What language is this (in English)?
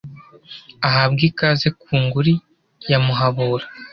Kinyarwanda